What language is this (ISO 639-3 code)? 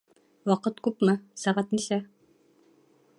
bak